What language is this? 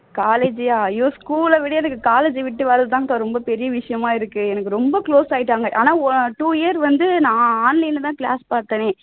Tamil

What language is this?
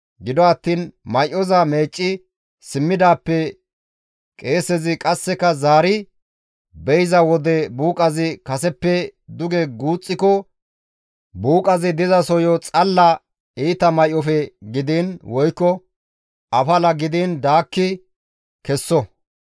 Gamo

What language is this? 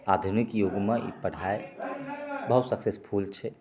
Maithili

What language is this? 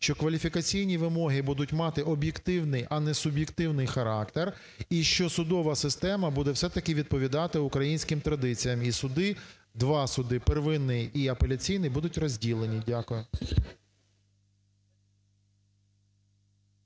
Ukrainian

